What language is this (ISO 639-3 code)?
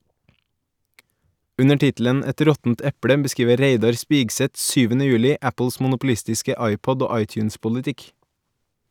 nor